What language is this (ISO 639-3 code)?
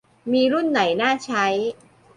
tha